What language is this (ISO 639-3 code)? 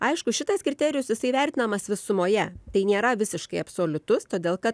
lit